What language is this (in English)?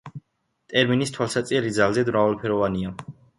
Georgian